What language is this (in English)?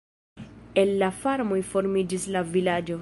Esperanto